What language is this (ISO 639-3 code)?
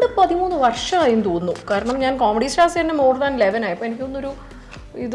mal